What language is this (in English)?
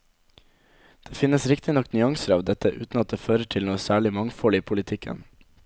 Norwegian